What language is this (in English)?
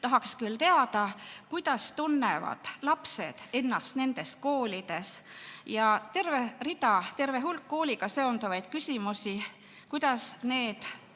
Estonian